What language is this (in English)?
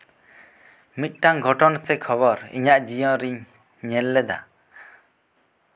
Santali